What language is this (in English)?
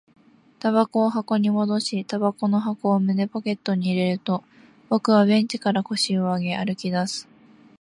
Japanese